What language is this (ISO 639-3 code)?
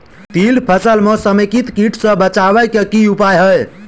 mai